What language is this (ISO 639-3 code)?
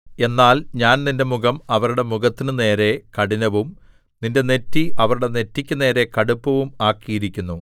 mal